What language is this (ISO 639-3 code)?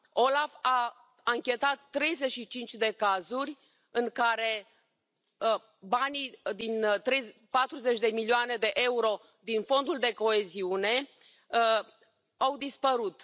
ron